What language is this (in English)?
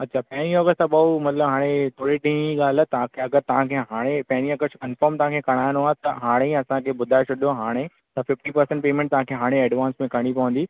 Sindhi